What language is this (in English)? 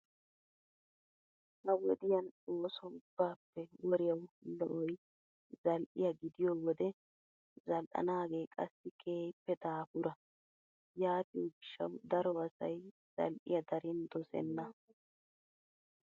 Wolaytta